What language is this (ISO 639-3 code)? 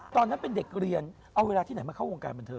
tha